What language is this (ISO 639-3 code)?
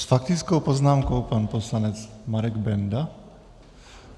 ces